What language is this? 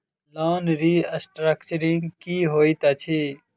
Maithili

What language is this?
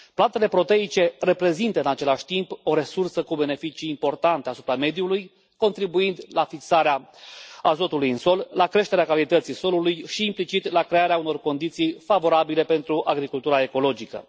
Romanian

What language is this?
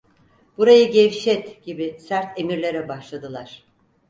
Turkish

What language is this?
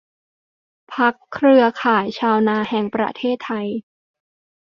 Thai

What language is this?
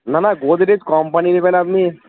Bangla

